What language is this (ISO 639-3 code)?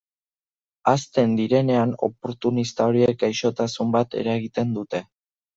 eus